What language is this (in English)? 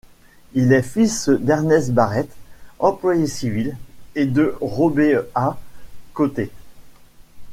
French